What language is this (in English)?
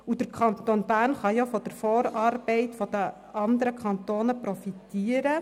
Swiss German